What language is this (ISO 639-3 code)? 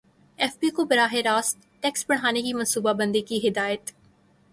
urd